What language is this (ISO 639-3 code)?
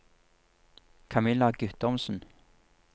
nor